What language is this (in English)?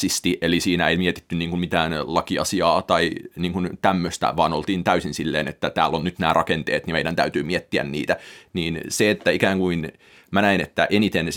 Finnish